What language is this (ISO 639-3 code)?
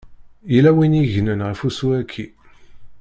kab